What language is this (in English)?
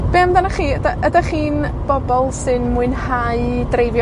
Welsh